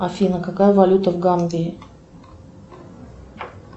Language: Russian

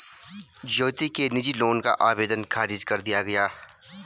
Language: Hindi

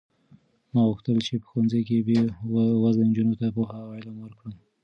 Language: Pashto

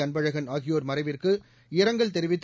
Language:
Tamil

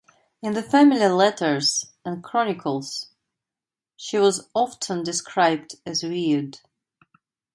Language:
English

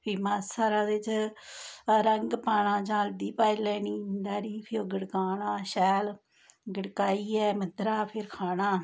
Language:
Dogri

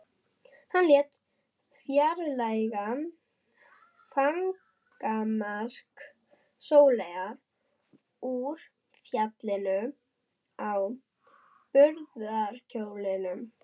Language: Icelandic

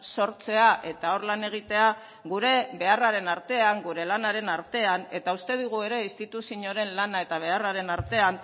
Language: Basque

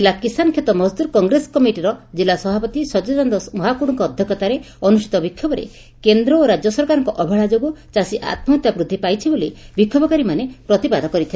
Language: Odia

